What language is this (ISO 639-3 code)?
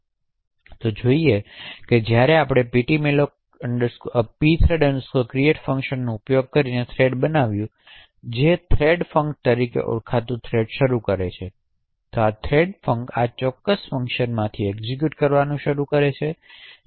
guj